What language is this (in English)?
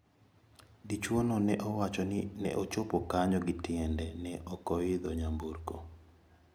Luo (Kenya and Tanzania)